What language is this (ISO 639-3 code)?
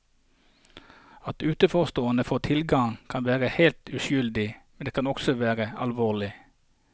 nor